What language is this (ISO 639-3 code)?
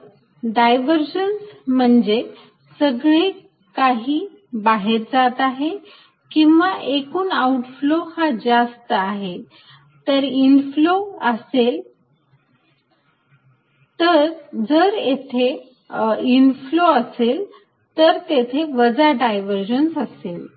mar